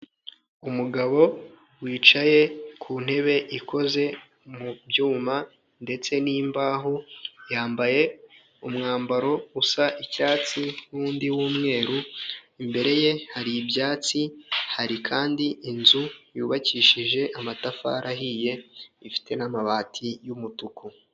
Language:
Kinyarwanda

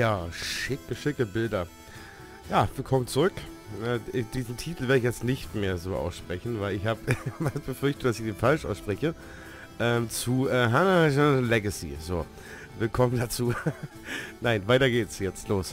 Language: German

